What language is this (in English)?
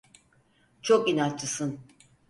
Turkish